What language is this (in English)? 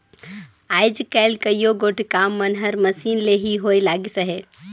Chhattisgarhi